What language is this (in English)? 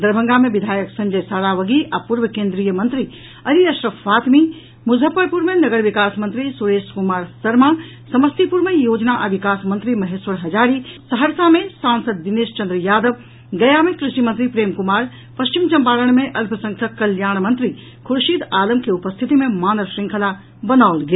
Maithili